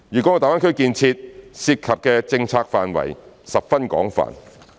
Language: Cantonese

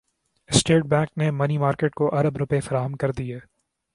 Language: Urdu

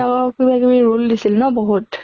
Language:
Assamese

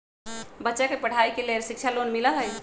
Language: Magahi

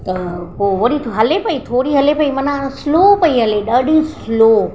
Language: Sindhi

